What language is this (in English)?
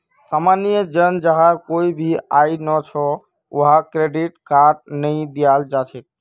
Magahi